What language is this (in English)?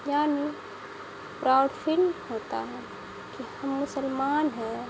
Urdu